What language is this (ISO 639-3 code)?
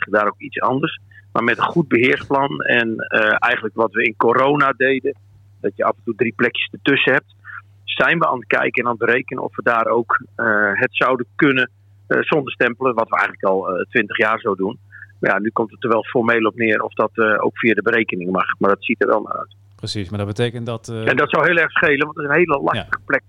nld